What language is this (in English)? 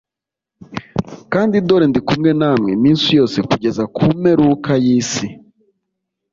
Kinyarwanda